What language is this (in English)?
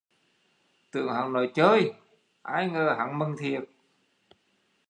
Vietnamese